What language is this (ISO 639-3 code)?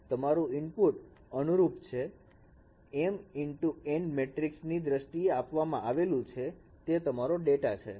guj